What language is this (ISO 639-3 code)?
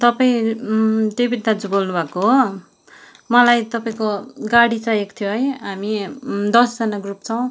nep